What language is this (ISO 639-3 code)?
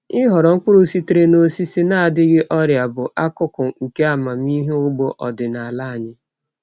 ibo